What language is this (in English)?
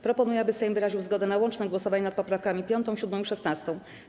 Polish